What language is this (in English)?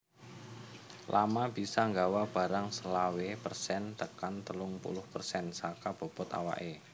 Javanese